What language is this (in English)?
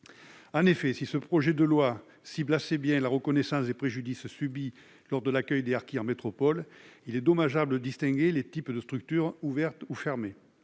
French